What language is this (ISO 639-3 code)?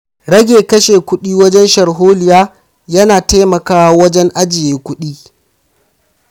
hau